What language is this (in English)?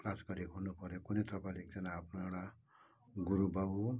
Nepali